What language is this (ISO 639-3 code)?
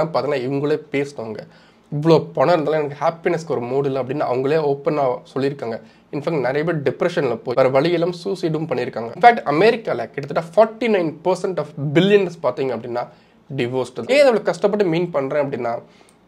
tam